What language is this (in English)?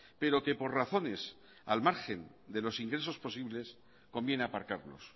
Spanish